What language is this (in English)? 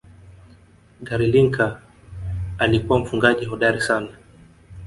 Swahili